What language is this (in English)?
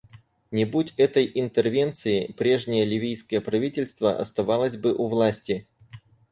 Russian